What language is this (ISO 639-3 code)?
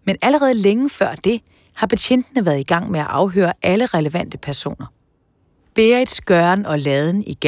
dan